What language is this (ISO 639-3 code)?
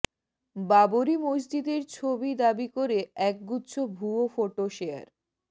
ben